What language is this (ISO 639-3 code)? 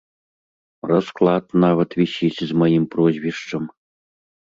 bel